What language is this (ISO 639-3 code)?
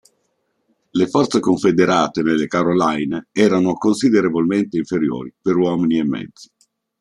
ita